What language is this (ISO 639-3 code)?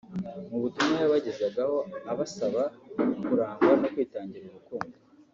kin